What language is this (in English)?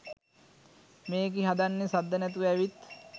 Sinhala